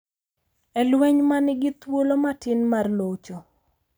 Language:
Luo (Kenya and Tanzania)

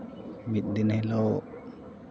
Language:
Santali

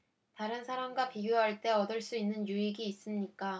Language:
Korean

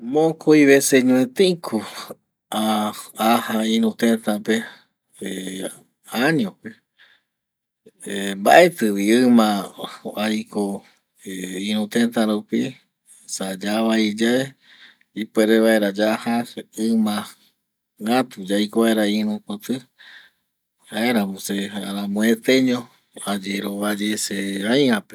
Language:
Eastern Bolivian Guaraní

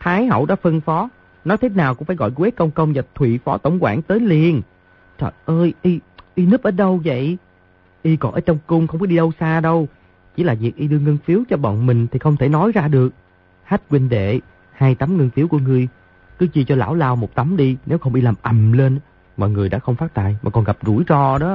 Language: Vietnamese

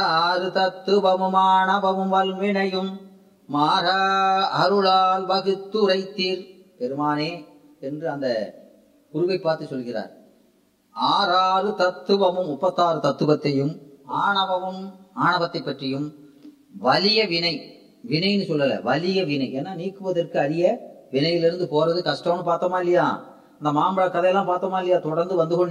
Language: Tamil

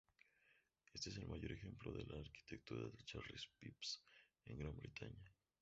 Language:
Spanish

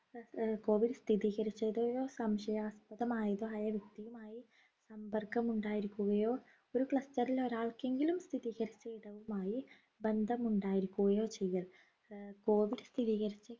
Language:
Malayalam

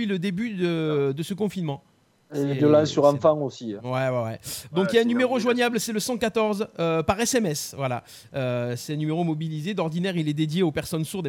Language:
French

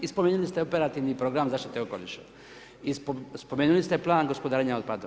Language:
Croatian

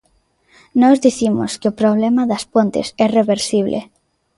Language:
Galician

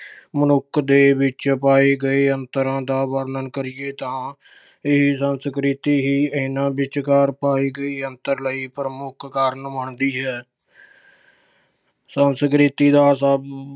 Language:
Punjabi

